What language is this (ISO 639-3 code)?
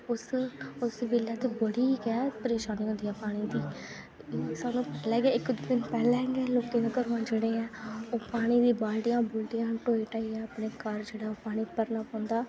doi